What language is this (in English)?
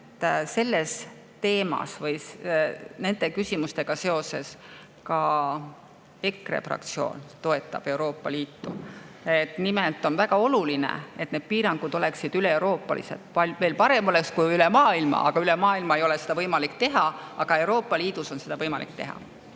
Estonian